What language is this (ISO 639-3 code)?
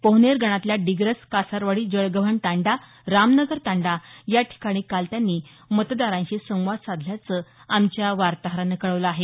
mar